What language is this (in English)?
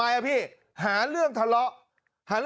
Thai